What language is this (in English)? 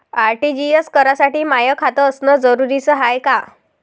Marathi